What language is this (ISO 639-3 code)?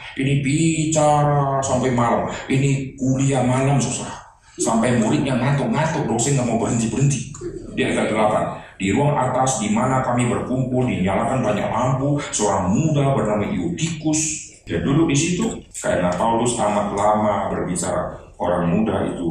ind